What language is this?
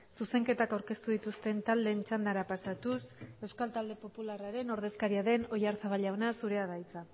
Basque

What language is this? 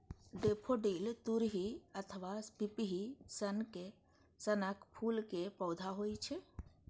Maithili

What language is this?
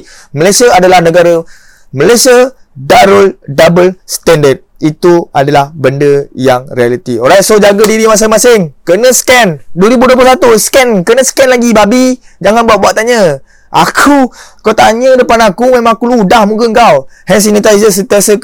Malay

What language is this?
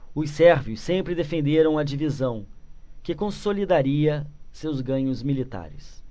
Portuguese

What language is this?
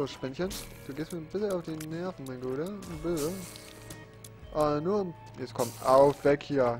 German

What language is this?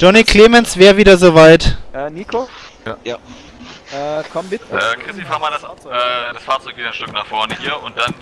German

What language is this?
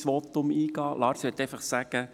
Swiss German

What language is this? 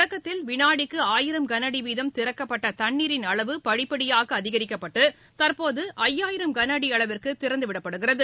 Tamil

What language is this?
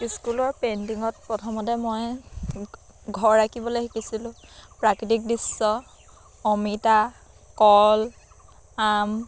Assamese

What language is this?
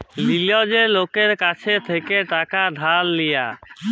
Bangla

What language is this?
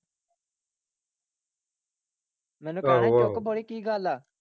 Punjabi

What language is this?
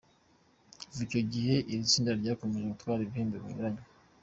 Kinyarwanda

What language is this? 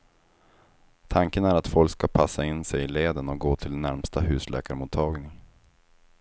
Swedish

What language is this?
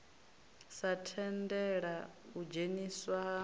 Venda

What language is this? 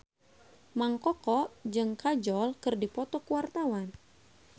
Sundanese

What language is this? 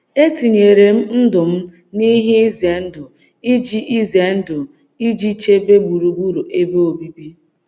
Igbo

